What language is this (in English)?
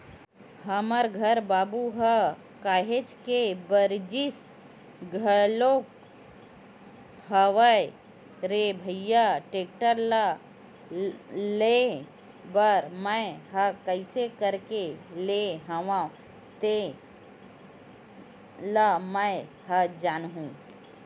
Chhattisgarhi